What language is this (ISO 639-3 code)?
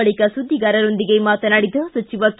kan